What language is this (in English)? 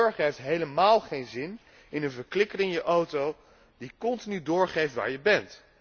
Dutch